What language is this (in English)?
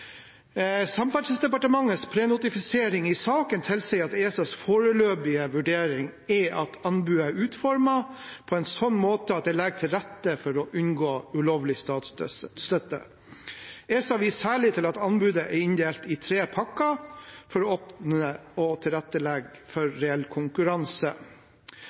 Norwegian Bokmål